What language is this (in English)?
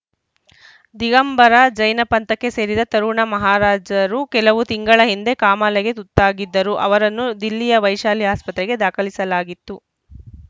Kannada